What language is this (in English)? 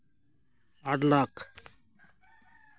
Santali